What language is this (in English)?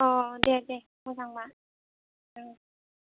Bodo